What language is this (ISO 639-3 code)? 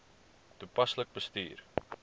afr